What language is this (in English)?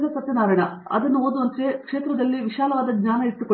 Kannada